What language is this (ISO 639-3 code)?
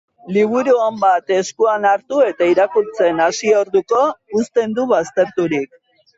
eus